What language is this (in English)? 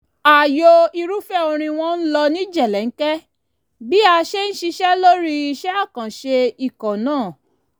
Yoruba